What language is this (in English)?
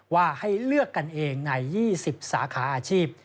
Thai